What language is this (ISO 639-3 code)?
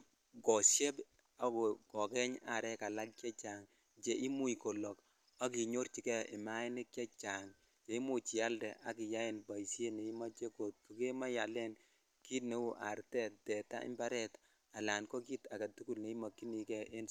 kln